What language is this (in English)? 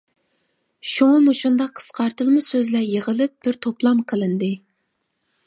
Uyghur